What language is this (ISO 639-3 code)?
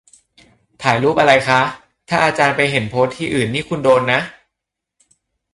tha